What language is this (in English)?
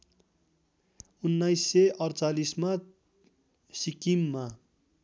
Nepali